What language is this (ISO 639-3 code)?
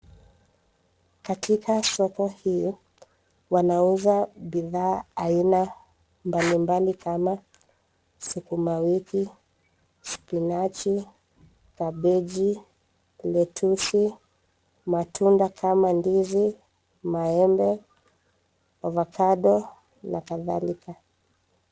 swa